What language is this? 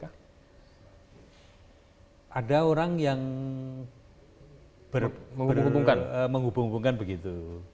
Indonesian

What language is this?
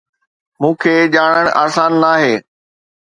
Sindhi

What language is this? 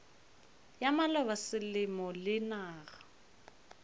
Northern Sotho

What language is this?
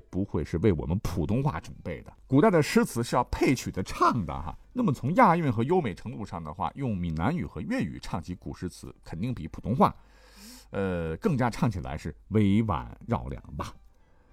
Chinese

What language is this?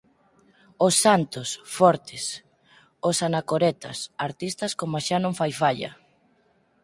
Galician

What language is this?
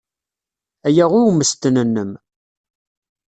Kabyle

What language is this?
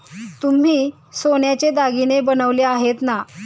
Marathi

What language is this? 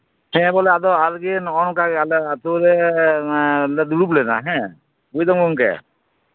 Santali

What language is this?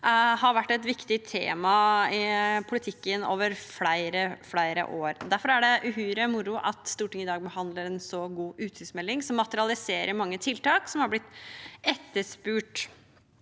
Norwegian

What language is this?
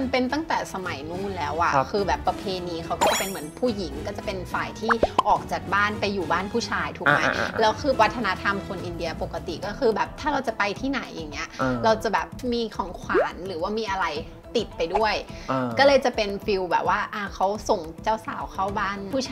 Thai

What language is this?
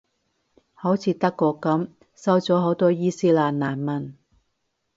Cantonese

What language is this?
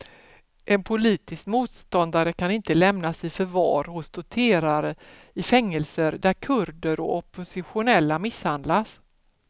Swedish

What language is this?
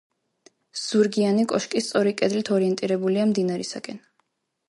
Georgian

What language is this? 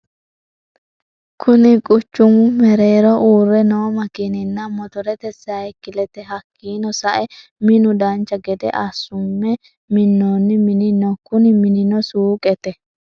Sidamo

